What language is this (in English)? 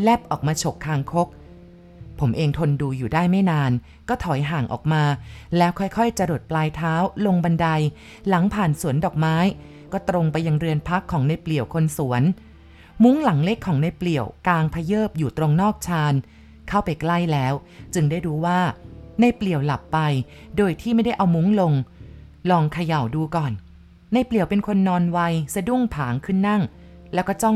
Thai